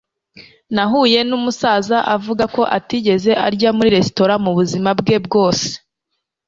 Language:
Kinyarwanda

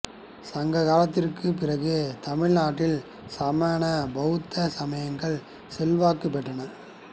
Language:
Tamil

